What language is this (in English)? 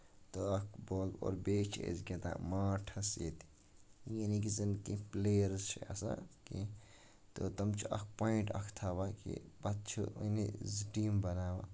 Kashmiri